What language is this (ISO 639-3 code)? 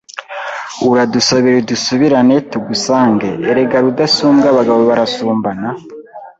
kin